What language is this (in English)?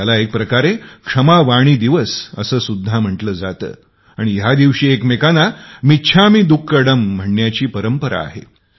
Marathi